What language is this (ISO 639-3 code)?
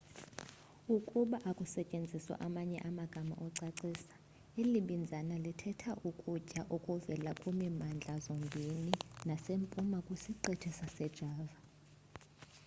xho